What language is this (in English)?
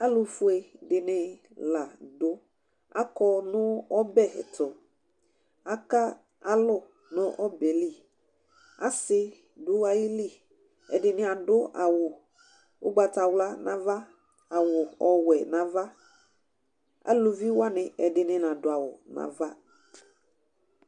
Ikposo